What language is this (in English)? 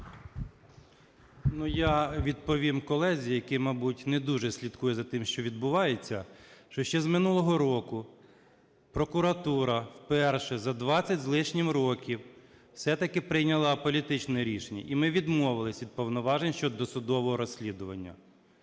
Ukrainian